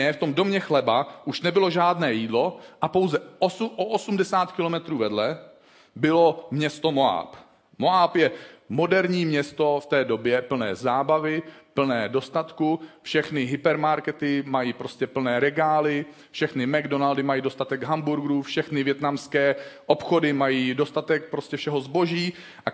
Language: Czech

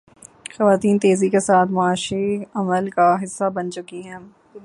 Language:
Urdu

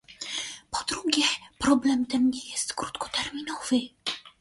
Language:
Polish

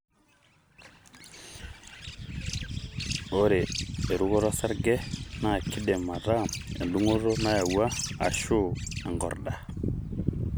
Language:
Masai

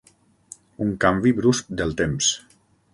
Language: Catalan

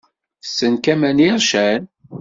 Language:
Kabyle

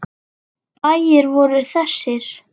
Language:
Icelandic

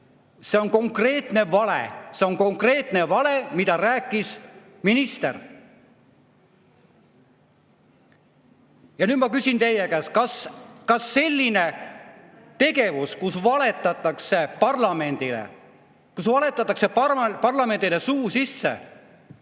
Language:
Estonian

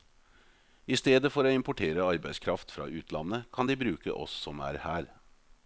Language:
Norwegian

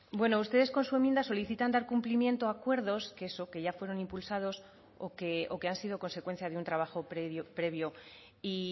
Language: Spanish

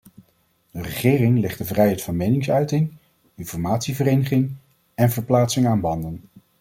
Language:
Dutch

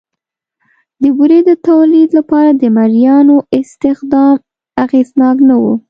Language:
Pashto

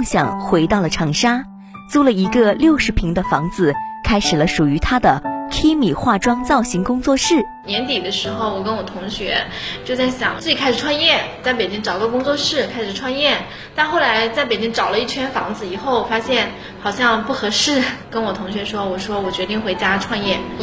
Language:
Chinese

